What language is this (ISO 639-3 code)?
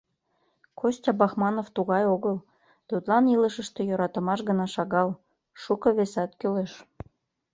chm